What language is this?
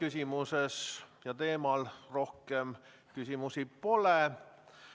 Estonian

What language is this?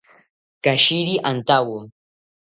South Ucayali Ashéninka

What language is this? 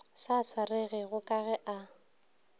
Northern Sotho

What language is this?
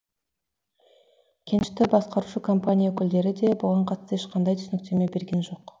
Kazakh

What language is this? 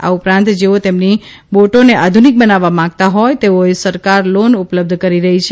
Gujarati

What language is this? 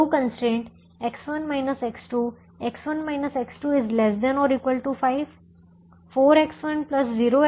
Hindi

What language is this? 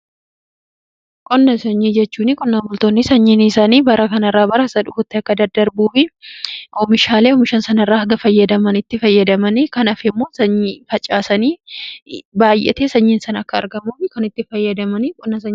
Oromo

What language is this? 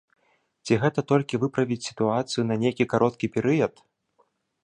Belarusian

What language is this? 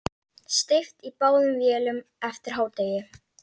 Icelandic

